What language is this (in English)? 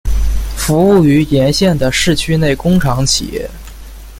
Chinese